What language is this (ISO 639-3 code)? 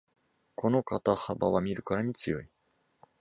jpn